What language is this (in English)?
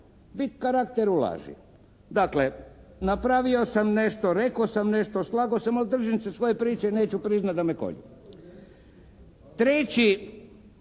Croatian